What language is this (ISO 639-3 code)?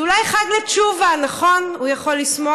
heb